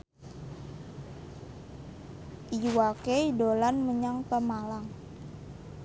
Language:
Javanese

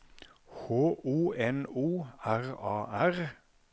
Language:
Norwegian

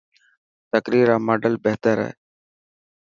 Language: Dhatki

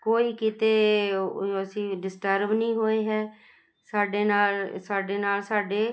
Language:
Punjabi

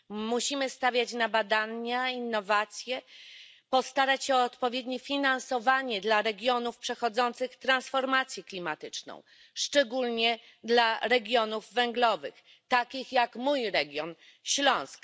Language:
Polish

